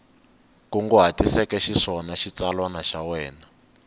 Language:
Tsonga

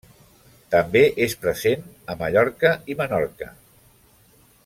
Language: Catalan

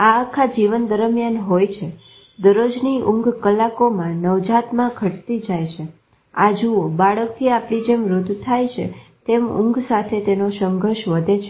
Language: Gujarati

